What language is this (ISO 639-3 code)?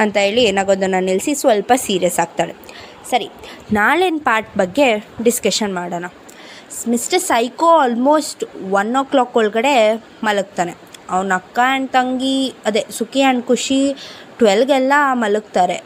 kan